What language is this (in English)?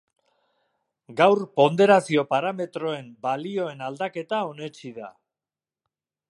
Basque